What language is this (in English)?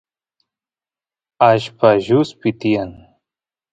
Santiago del Estero Quichua